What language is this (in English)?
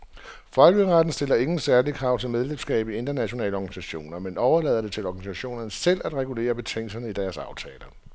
Danish